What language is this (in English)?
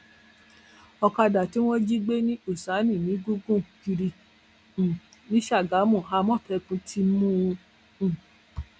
Yoruba